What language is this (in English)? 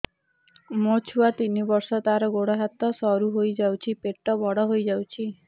Odia